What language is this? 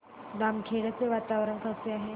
Marathi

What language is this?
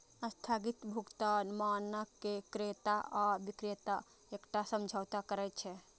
Maithili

